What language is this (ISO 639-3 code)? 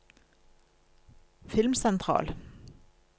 nor